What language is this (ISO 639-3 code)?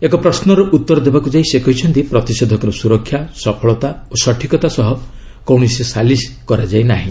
ori